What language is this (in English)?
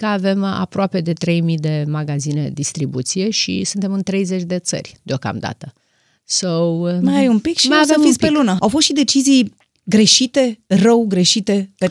Romanian